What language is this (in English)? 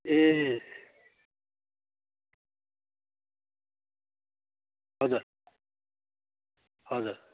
Nepali